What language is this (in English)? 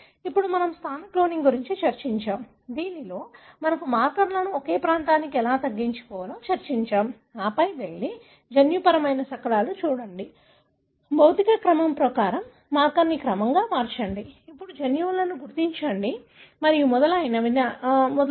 Telugu